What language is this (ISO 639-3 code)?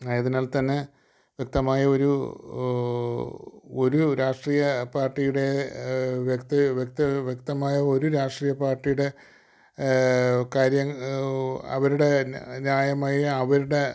mal